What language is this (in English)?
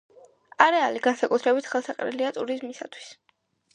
Georgian